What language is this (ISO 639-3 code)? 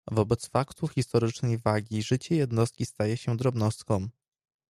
pol